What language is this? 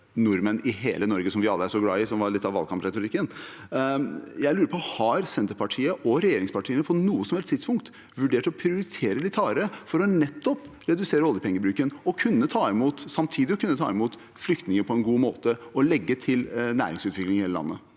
Norwegian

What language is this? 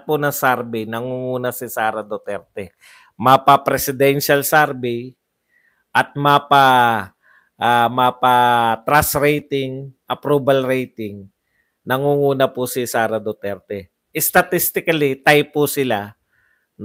Filipino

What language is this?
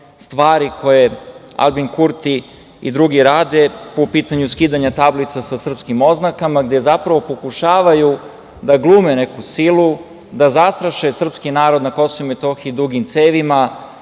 Serbian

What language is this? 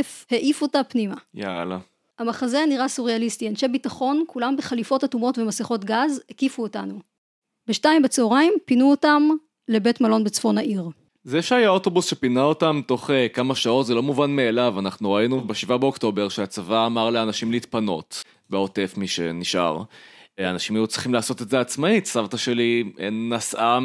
Hebrew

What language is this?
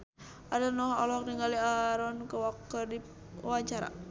Sundanese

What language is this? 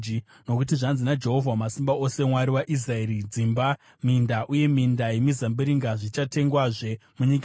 Shona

